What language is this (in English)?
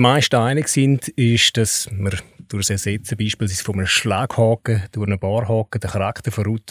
German